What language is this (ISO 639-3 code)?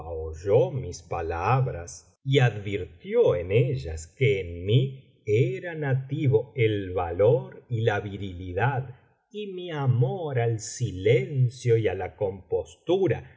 spa